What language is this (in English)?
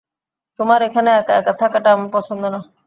Bangla